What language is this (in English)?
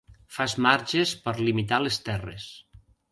Catalan